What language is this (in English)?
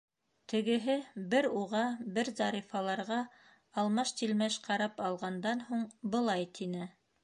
Bashkir